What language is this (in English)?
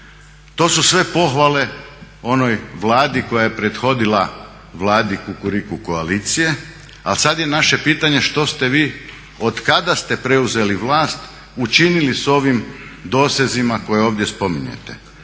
Croatian